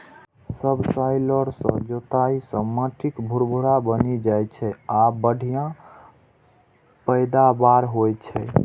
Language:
Maithili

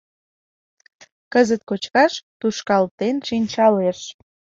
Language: Mari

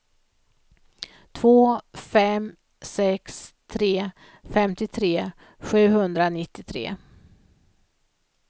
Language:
Swedish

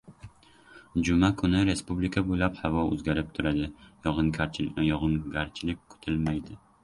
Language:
Uzbek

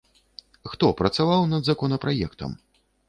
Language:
Belarusian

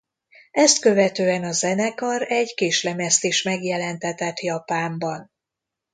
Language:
Hungarian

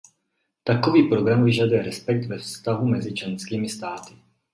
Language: Czech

